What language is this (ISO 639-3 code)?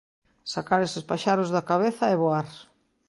glg